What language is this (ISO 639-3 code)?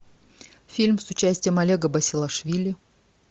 rus